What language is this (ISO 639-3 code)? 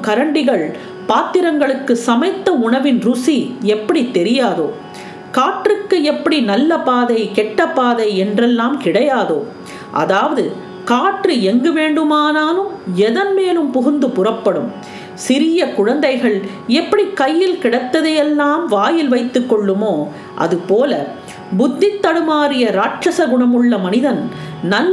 tam